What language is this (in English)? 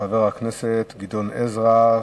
Hebrew